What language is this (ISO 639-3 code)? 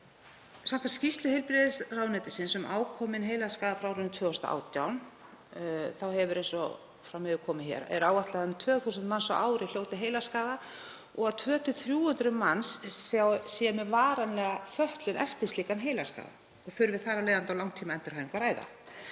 isl